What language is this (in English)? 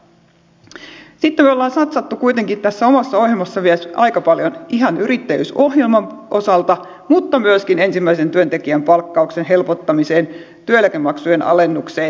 Finnish